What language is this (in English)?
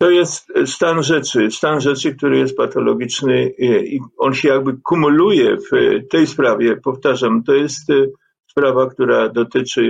Polish